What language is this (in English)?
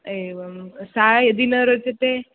Sanskrit